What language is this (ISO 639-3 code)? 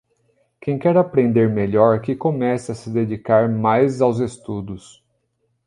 por